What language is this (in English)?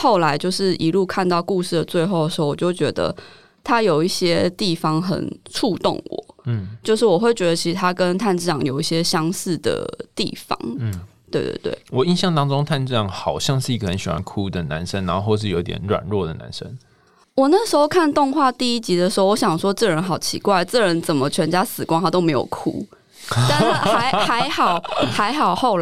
Chinese